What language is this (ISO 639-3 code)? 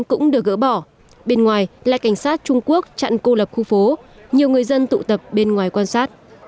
vie